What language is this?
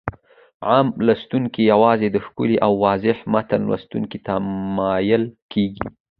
Pashto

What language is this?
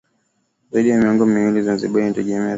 Swahili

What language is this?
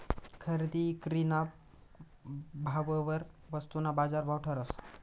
Marathi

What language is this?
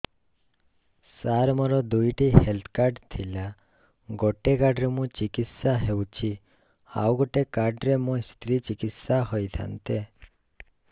Odia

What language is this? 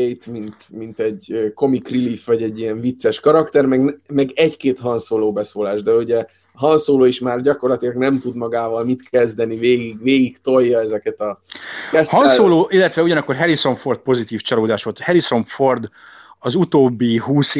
Hungarian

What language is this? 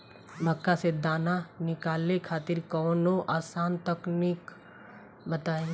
Bhojpuri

